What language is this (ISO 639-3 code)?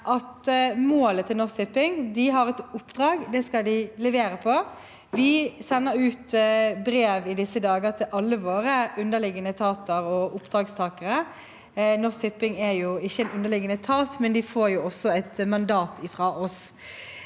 nor